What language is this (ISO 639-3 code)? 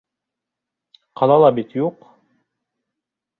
bak